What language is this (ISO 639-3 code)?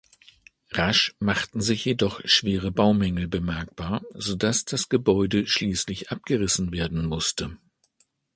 deu